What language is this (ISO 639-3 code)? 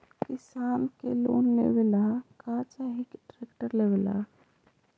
mag